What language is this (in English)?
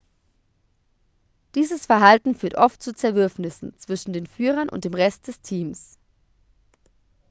German